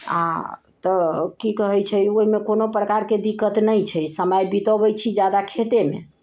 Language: Maithili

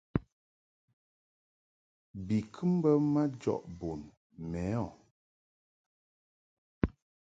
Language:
Mungaka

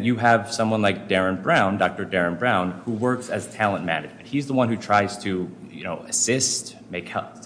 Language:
English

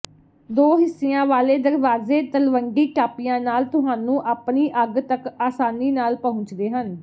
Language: Punjabi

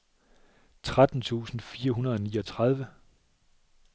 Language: Danish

